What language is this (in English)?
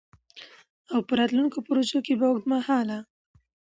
Pashto